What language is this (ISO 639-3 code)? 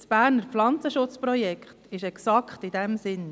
gsw